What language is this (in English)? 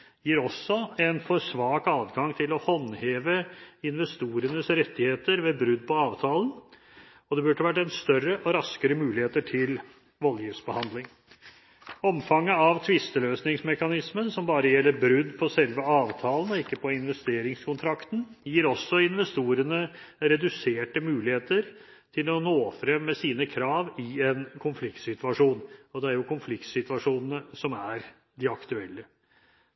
Norwegian Bokmål